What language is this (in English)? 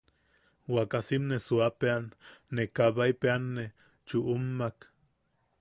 Yaqui